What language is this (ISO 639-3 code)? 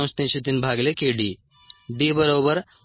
mar